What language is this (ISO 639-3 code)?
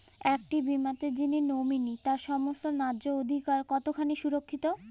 ben